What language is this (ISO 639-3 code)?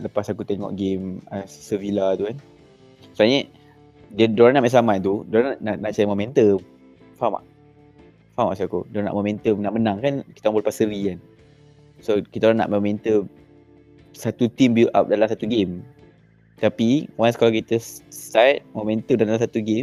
msa